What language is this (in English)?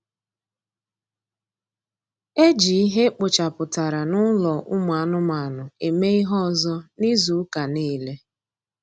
Igbo